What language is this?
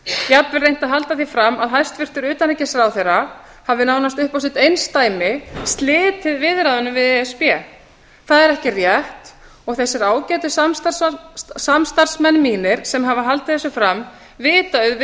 Icelandic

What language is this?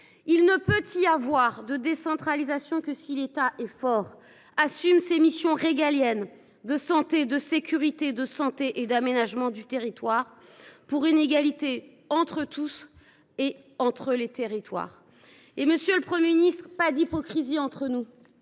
French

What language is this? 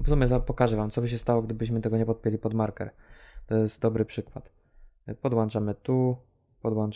Polish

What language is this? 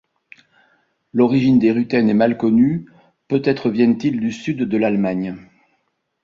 French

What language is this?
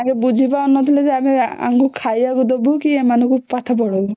Odia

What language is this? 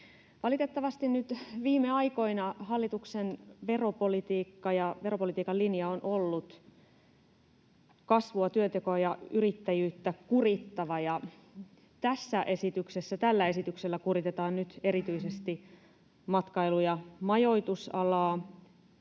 Finnish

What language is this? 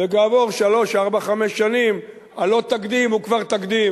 Hebrew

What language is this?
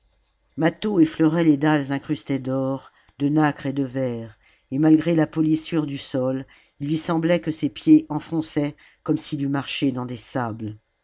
French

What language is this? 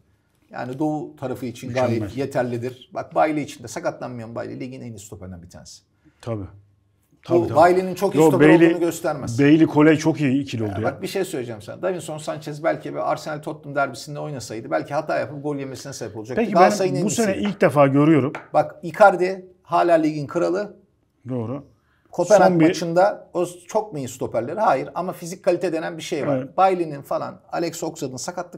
Turkish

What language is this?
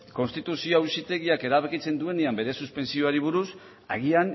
Basque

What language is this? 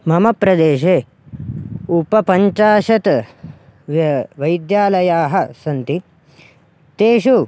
Sanskrit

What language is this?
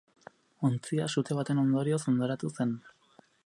Basque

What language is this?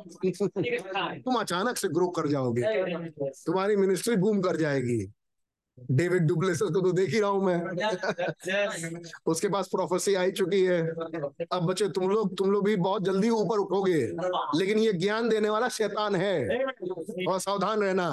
Hindi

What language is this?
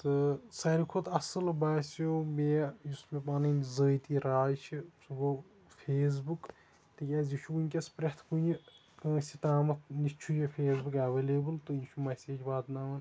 Kashmiri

